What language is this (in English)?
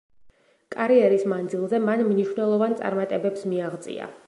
Georgian